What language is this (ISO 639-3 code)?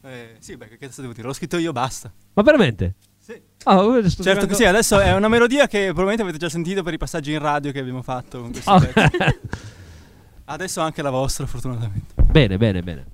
ita